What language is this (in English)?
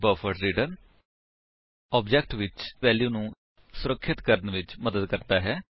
Punjabi